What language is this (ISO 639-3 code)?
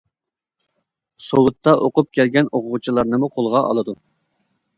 uig